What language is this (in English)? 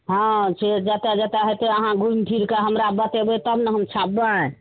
Maithili